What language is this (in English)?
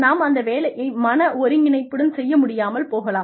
Tamil